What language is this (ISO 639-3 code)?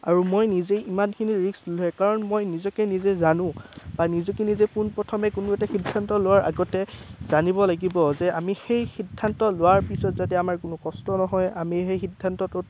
asm